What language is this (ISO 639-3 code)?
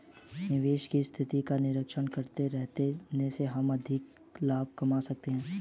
hin